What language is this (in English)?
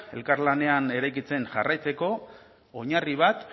Basque